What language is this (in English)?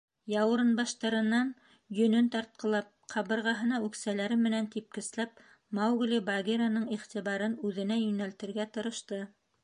Bashkir